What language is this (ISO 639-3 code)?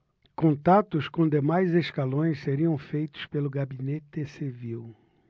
por